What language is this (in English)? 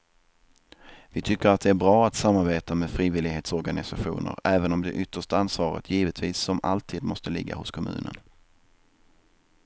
Swedish